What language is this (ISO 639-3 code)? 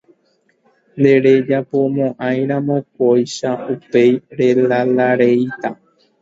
grn